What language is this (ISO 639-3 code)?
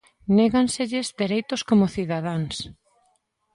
glg